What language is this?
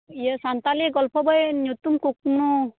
Santali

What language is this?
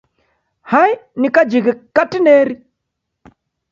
Taita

